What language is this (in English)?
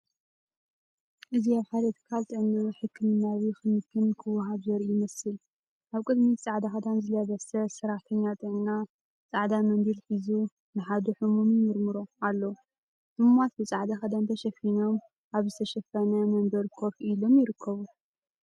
Tigrinya